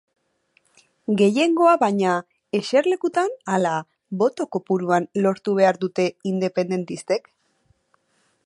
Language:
Basque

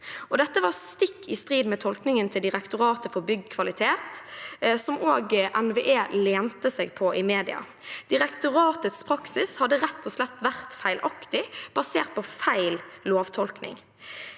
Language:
Norwegian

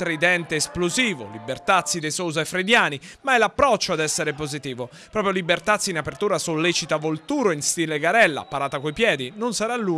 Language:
Italian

